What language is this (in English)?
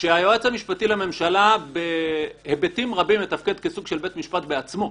Hebrew